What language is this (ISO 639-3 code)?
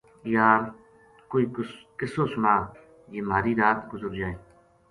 gju